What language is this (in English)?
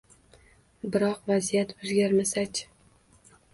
Uzbek